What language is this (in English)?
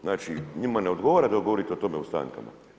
Croatian